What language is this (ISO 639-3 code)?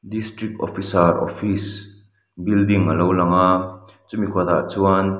lus